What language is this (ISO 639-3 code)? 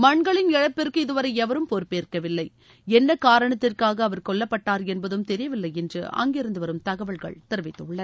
tam